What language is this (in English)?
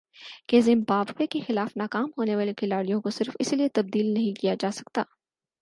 Urdu